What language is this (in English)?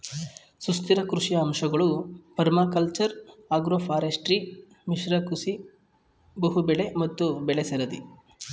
Kannada